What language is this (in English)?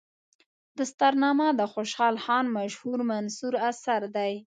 Pashto